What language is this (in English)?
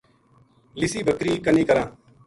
Gujari